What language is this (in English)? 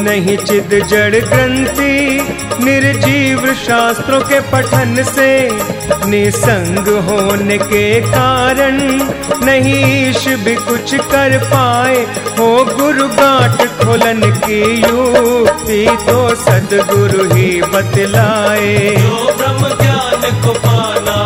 Hindi